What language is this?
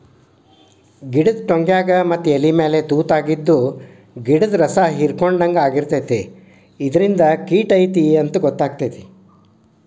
Kannada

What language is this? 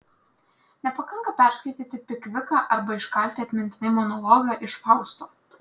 Lithuanian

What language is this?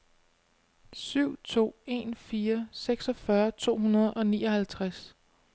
Danish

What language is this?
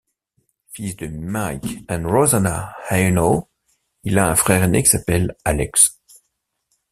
French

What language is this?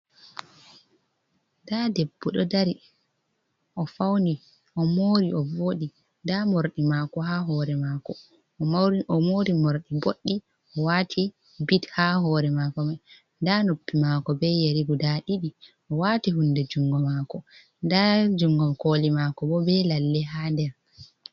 Fula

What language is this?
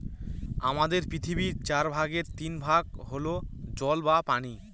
Bangla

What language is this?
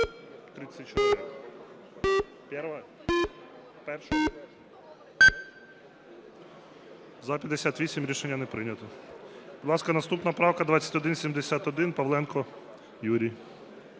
Ukrainian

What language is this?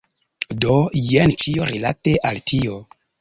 Esperanto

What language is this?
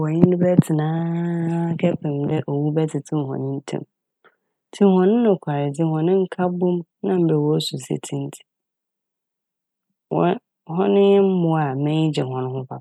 Akan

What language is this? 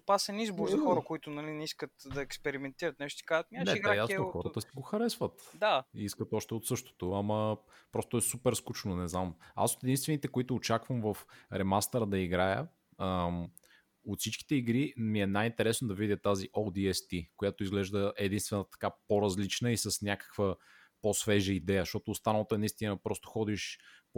Bulgarian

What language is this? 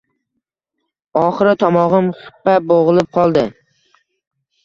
Uzbek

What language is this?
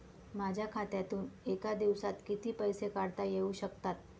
Marathi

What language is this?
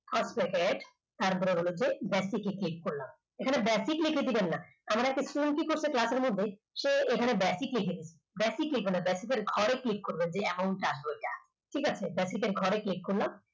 Bangla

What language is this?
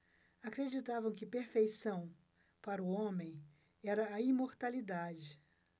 Portuguese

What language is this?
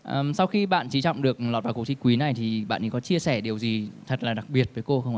Vietnamese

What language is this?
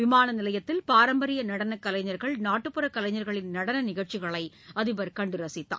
Tamil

